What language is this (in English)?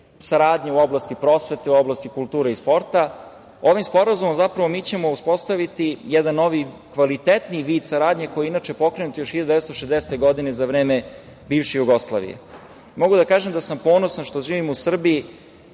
Serbian